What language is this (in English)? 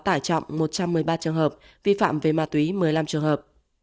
Vietnamese